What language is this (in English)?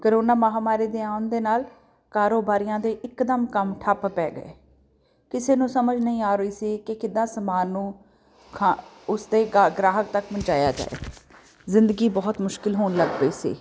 Punjabi